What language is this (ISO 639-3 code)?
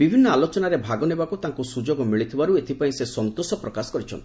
ori